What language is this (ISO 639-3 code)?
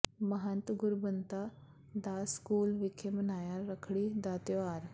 pan